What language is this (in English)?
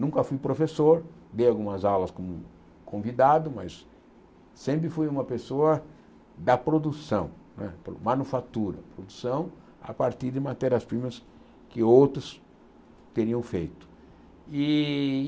Portuguese